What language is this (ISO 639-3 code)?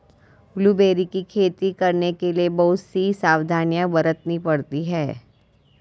hin